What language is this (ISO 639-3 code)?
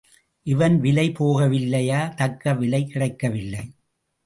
tam